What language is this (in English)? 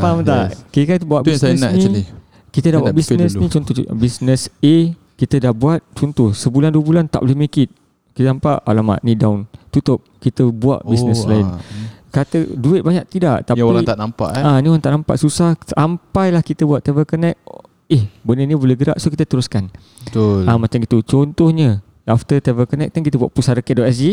Malay